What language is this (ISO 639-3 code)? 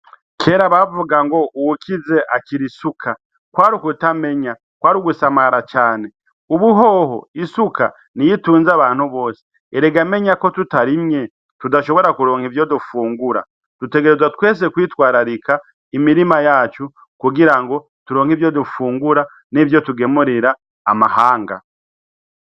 run